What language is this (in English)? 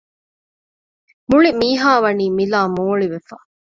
Divehi